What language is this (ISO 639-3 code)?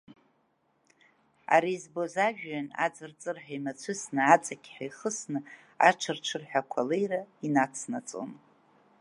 abk